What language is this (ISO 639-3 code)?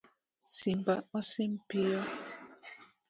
luo